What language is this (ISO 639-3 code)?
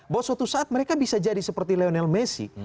ind